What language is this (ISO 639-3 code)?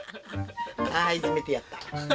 jpn